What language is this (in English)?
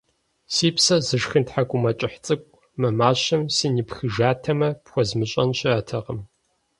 Kabardian